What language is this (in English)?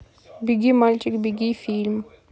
Russian